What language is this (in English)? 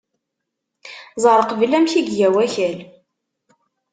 Kabyle